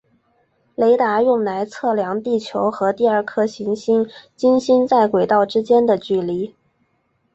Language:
Chinese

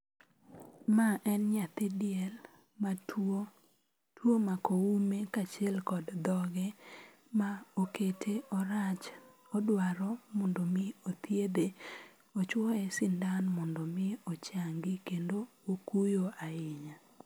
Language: Luo (Kenya and Tanzania)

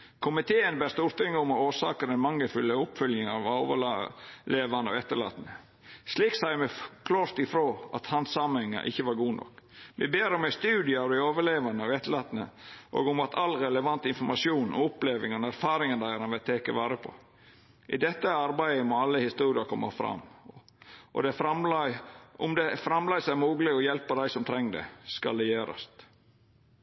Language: Norwegian Nynorsk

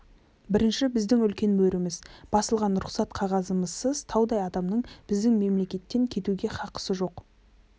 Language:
Kazakh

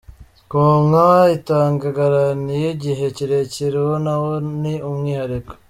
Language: Kinyarwanda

